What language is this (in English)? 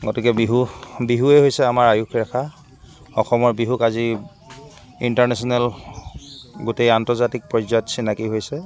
Assamese